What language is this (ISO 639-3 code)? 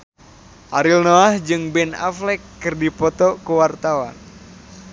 sun